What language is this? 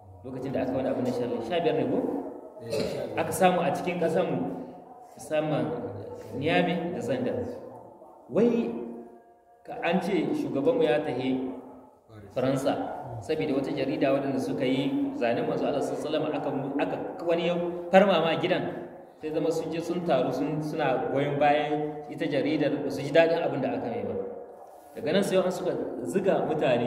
Arabic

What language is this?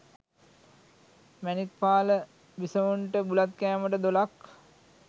Sinhala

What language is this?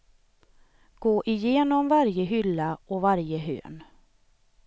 Swedish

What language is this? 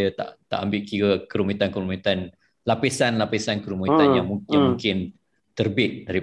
Malay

